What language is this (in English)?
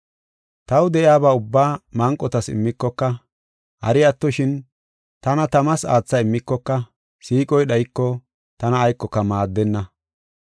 Gofa